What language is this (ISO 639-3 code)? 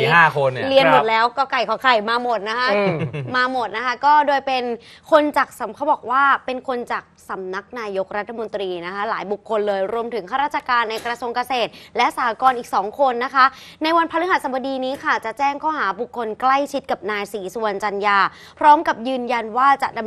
tha